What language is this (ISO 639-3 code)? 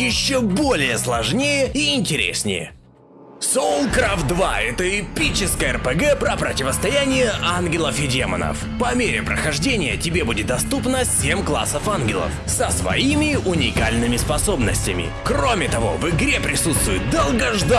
rus